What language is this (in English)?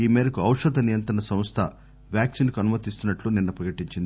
Telugu